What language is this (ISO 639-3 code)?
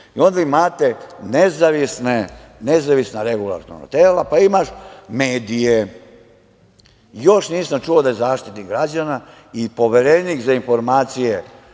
srp